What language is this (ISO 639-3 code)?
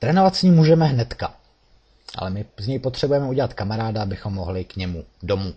ces